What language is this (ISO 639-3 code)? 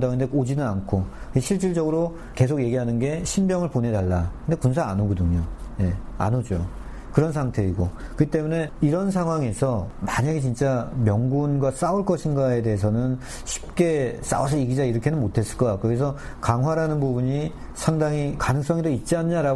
kor